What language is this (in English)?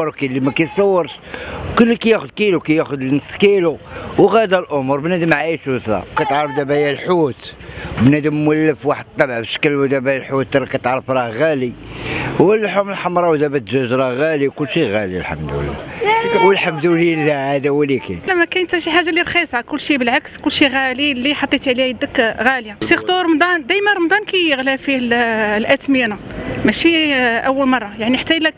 Arabic